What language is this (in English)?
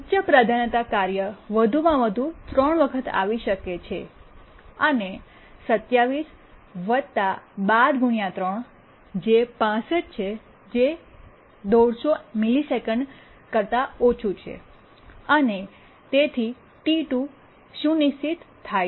Gujarati